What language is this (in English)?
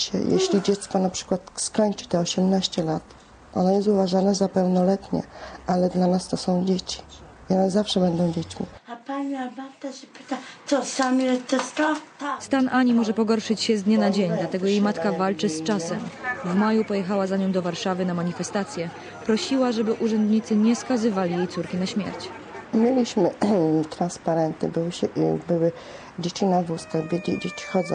Polish